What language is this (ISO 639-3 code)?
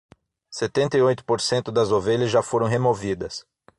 por